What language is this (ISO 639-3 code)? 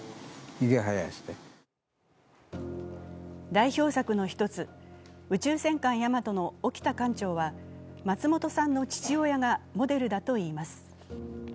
jpn